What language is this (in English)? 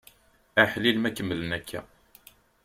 Kabyle